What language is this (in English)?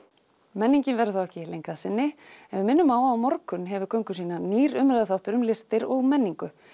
Icelandic